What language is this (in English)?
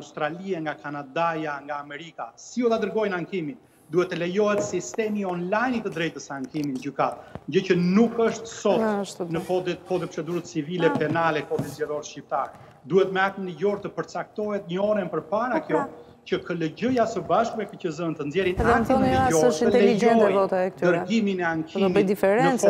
Romanian